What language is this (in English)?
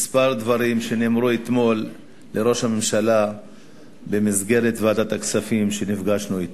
Hebrew